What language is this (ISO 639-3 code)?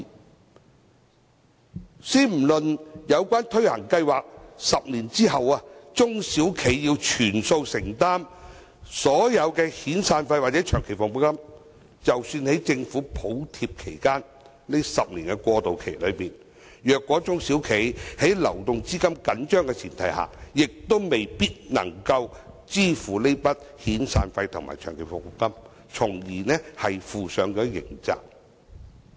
yue